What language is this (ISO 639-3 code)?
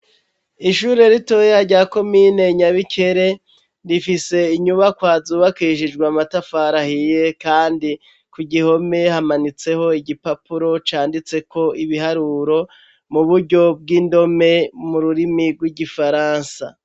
run